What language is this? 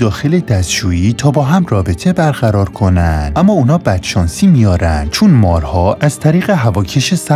Persian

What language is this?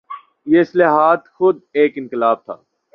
Urdu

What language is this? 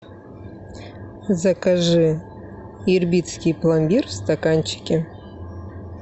Russian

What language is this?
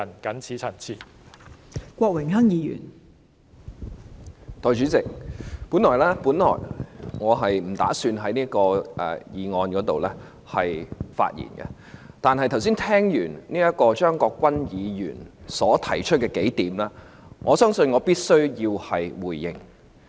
Cantonese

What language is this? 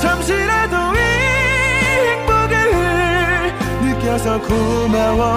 Korean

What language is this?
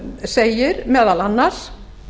Icelandic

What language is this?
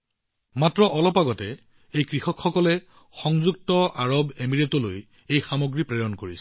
Assamese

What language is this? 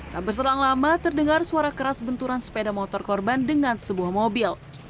Indonesian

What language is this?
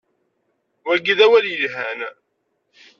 Kabyle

